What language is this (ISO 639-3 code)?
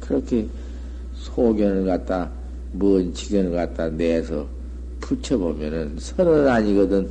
kor